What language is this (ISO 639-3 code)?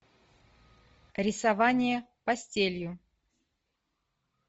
rus